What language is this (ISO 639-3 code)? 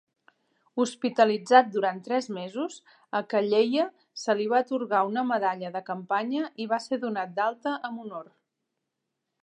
cat